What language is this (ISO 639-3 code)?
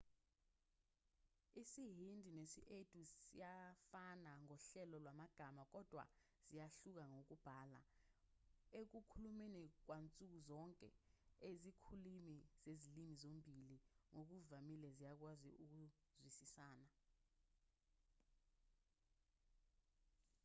zul